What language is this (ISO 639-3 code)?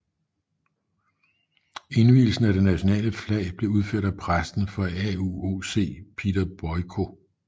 dan